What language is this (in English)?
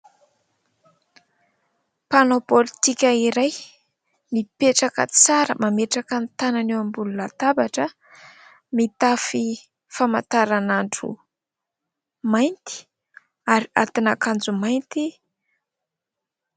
Malagasy